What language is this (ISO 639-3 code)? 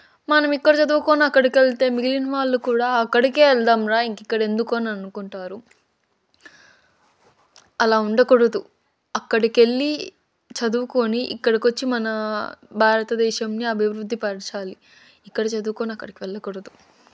tel